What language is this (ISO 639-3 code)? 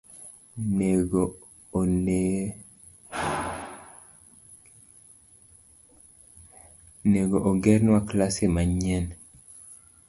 luo